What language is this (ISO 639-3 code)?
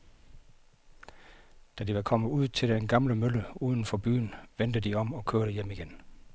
dan